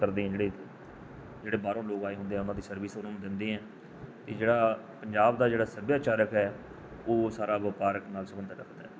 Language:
Punjabi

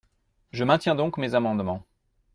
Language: French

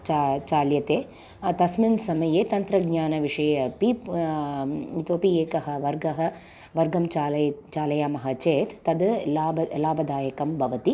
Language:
Sanskrit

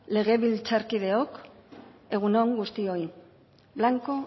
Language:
Basque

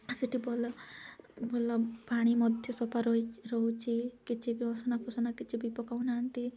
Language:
Odia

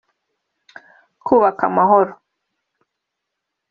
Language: Kinyarwanda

